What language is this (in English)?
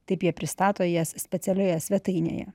Lithuanian